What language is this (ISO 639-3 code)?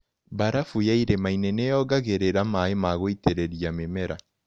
kik